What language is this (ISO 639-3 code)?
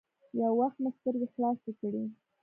pus